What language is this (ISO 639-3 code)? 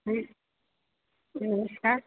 mai